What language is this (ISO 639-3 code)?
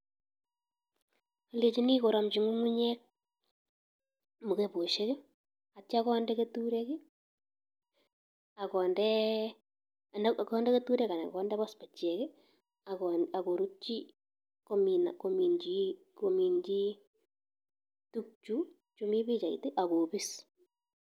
kln